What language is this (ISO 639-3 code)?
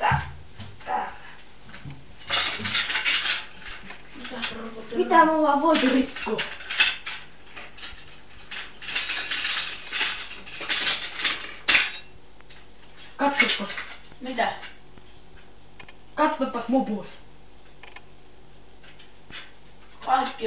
fin